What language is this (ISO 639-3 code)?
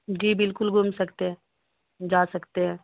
urd